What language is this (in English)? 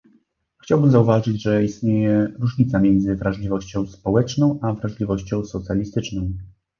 Polish